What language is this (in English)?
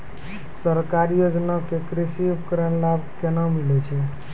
Maithili